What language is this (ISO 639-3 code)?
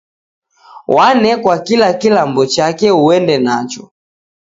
dav